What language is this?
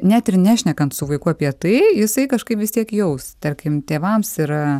Lithuanian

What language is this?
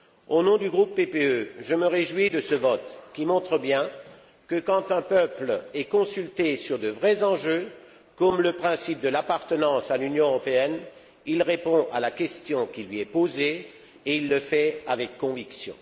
French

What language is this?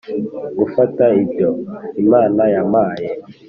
Kinyarwanda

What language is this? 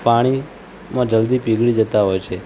Gujarati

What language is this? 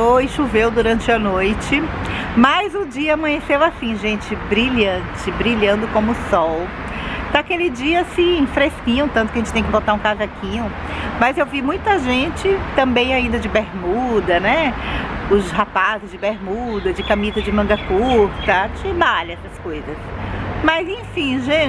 Portuguese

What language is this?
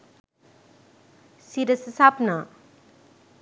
Sinhala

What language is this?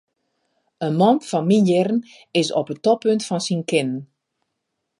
Western Frisian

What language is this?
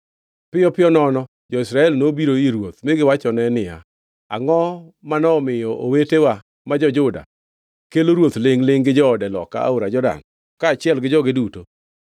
Luo (Kenya and Tanzania)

